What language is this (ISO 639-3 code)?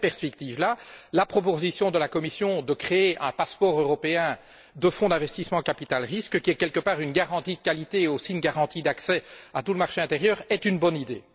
fra